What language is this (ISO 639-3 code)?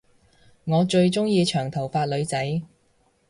yue